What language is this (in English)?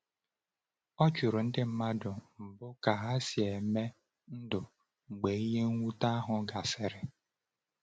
Igbo